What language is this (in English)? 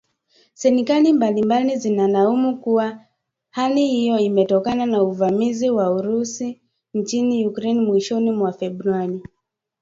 Swahili